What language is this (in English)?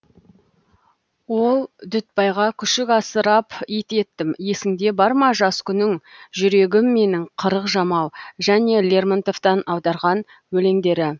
Kazakh